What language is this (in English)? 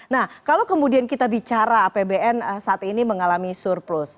Indonesian